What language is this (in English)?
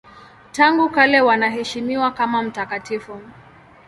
Swahili